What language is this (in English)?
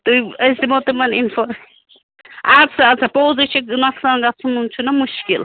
Kashmiri